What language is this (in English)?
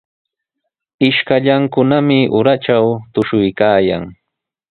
Sihuas Ancash Quechua